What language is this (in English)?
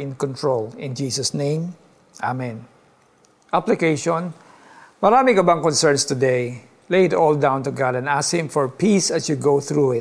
Filipino